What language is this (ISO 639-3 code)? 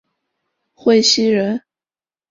zho